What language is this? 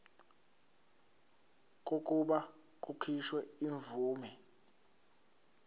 Zulu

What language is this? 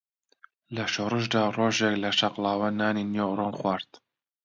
Central Kurdish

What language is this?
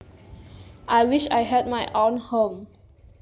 Javanese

